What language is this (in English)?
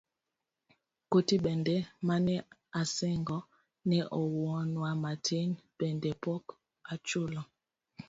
Luo (Kenya and Tanzania)